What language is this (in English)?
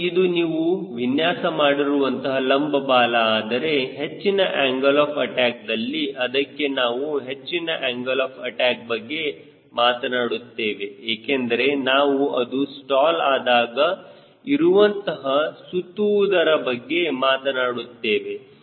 Kannada